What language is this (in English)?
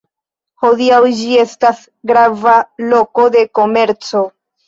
Esperanto